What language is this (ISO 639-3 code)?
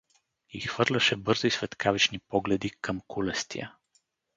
bul